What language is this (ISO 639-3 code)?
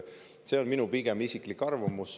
est